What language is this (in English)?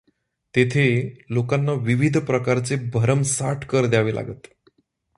Marathi